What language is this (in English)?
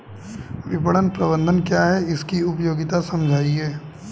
Hindi